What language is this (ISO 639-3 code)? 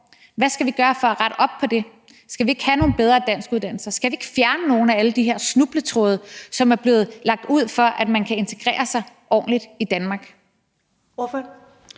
dan